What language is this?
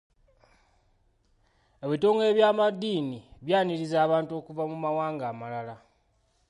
Ganda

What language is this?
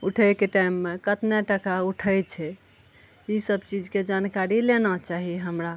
Maithili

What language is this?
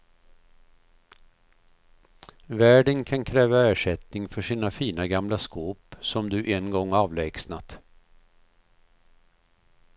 Swedish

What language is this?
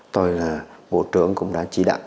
Vietnamese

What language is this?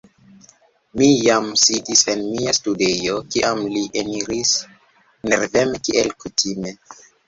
Esperanto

